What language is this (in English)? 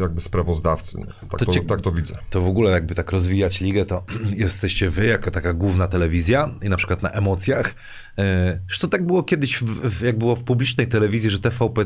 Polish